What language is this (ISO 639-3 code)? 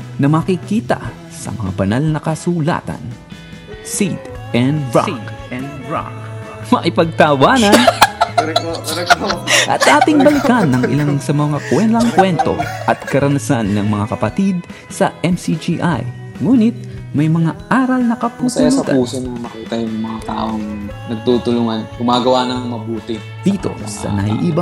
fil